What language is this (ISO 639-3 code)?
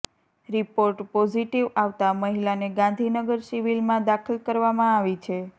guj